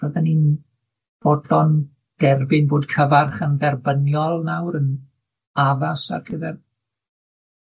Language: Welsh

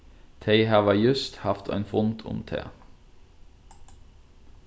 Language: Faroese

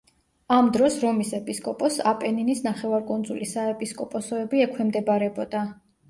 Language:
Georgian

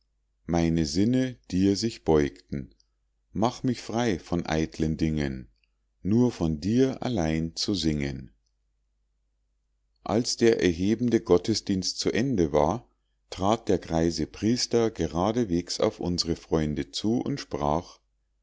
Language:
German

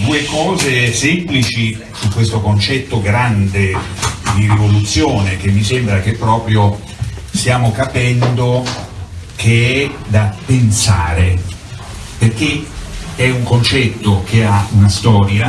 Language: Italian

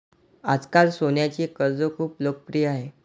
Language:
Marathi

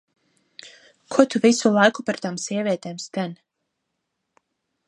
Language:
Latvian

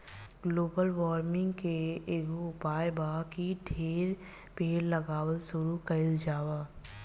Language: Bhojpuri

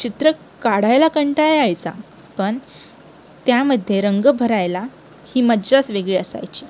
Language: Marathi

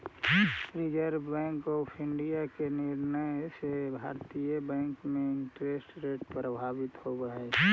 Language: Magahi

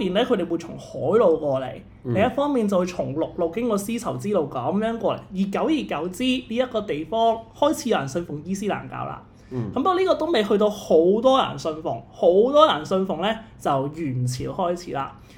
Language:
Chinese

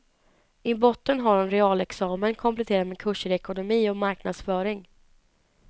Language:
Swedish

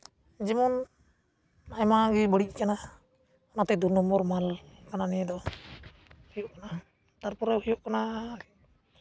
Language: Santali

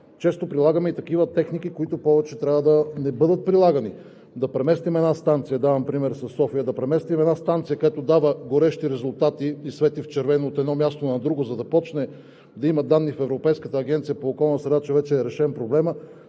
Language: Bulgarian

